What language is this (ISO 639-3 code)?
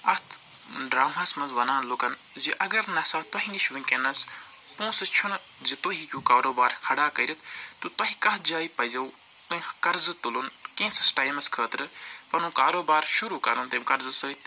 kas